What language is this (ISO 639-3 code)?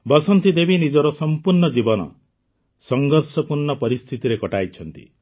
ori